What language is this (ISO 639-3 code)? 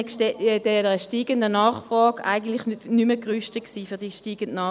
gsw